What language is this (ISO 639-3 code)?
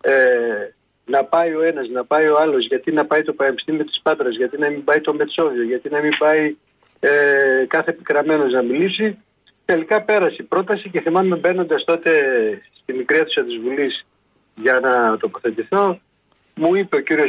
ell